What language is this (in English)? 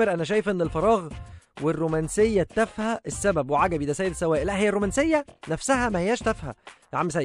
Arabic